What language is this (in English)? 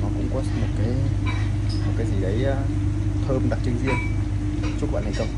Vietnamese